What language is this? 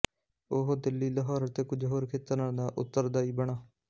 Punjabi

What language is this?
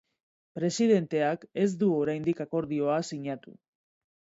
Basque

